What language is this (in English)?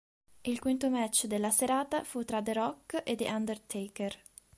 Italian